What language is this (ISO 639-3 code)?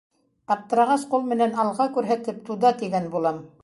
bak